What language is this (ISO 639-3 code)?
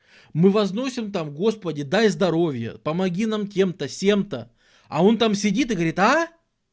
rus